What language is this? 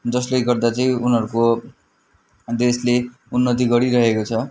Nepali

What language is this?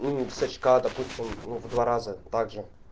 Russian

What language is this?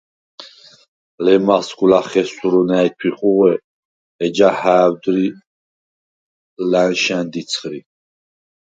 Svan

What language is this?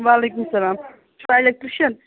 Kashmiri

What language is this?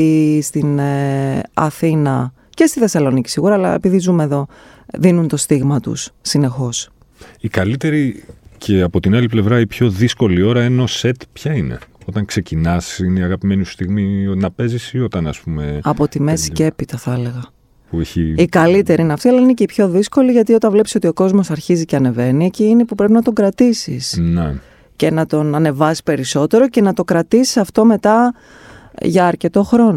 Greek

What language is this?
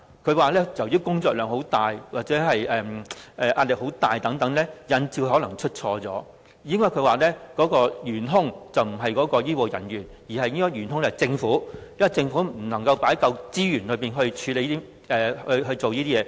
Cantonese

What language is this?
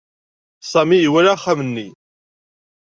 Kabyle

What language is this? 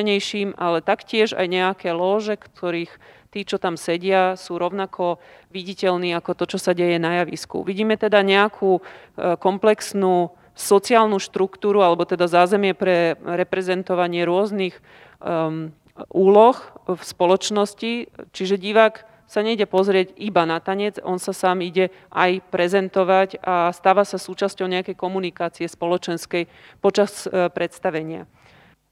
Slovak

